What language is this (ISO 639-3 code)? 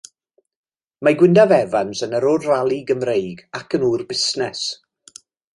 cym